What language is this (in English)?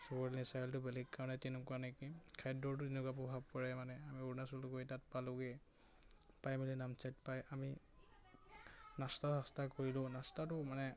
Assamese